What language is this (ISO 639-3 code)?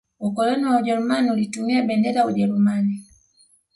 swa